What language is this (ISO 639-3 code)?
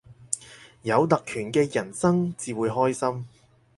yue